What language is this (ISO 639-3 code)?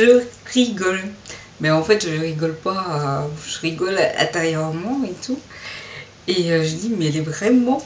fra